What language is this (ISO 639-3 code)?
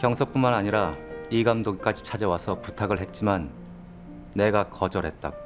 kor